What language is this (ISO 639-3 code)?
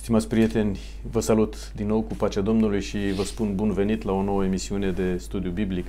ron